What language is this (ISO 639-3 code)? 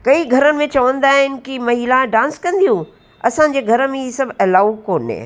snd